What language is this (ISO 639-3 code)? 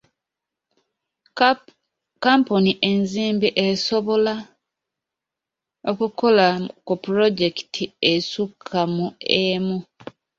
lug